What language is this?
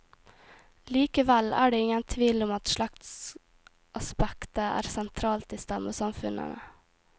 Norwegian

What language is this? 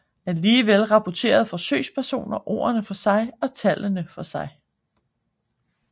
Danish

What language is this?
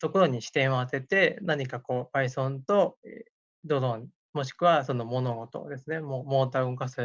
Japanese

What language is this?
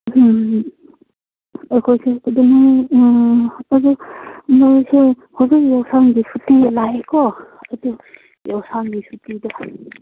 Manipuri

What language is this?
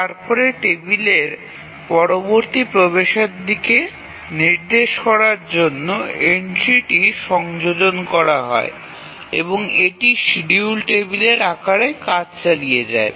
Bangla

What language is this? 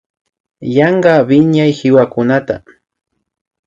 Imbabura Highland Quichua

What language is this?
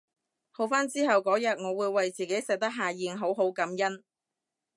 Cantonese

